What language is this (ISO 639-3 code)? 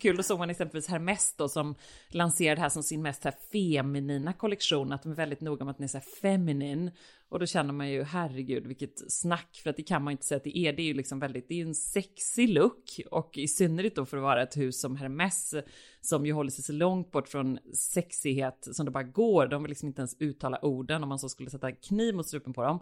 swe